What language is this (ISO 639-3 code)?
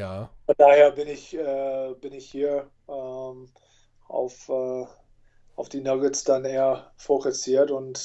deu